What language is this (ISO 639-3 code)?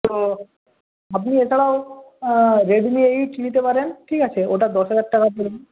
ben